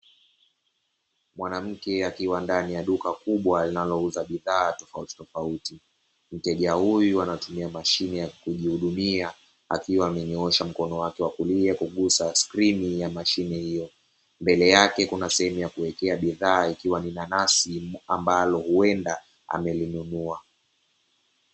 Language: Swahili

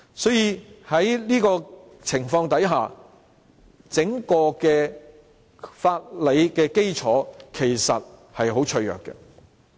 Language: Cantonese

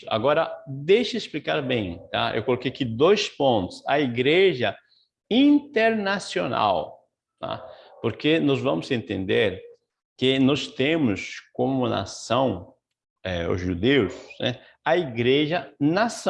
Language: Portuguese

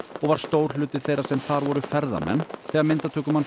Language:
Icelandic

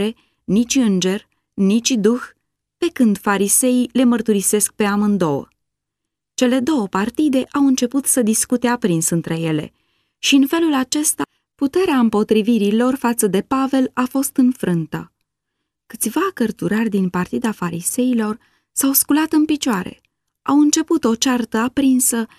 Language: Romanian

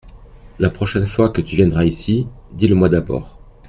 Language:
French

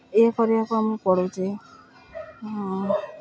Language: Odia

